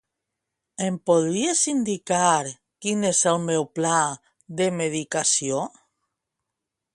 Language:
Catalan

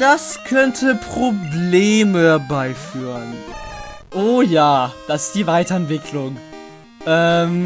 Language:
German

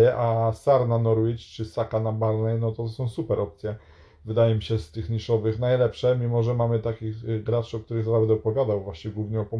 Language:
Polish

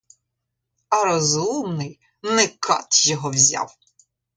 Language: Ukrainian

